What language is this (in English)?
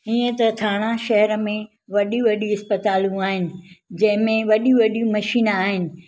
Sindhi